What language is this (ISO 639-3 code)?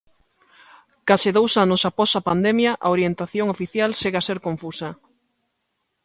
glg